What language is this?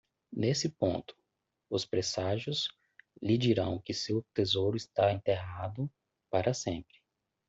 Portuguese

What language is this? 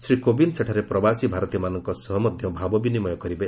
Odia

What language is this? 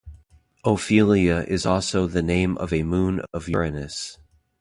English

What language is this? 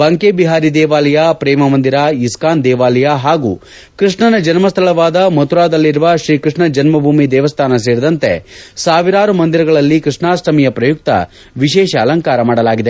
Kannada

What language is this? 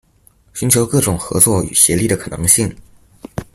Chinese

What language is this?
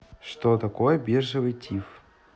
Russian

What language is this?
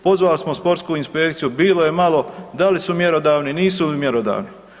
Croatian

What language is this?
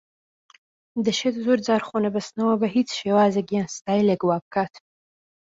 Central Kurdish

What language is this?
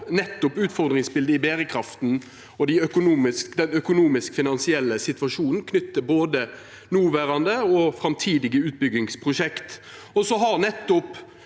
Norwegian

